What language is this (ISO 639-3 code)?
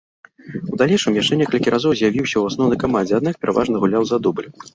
bel